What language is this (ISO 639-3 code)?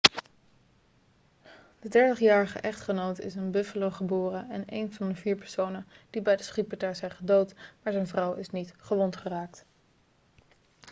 nld